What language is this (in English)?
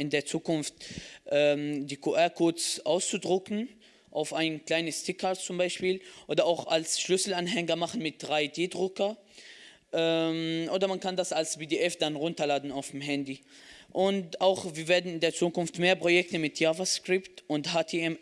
German